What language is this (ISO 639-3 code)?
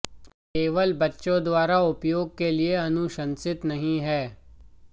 hin